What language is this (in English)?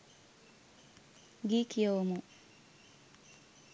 Sinhala